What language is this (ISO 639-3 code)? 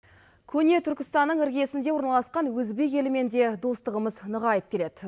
kaz